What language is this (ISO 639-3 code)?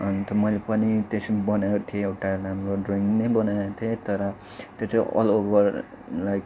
nep